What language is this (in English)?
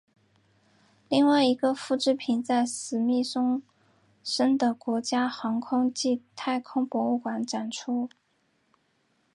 Chinese